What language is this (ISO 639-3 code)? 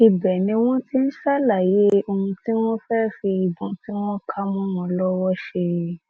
yor